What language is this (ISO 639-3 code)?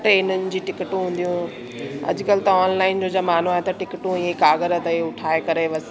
snd